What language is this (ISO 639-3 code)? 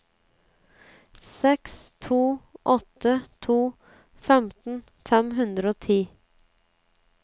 nor